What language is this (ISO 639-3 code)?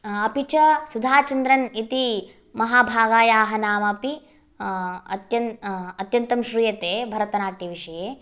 san